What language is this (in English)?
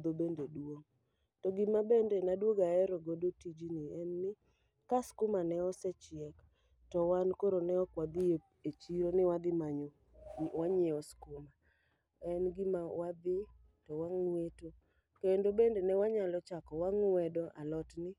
Luo (Kenya and Tanzania)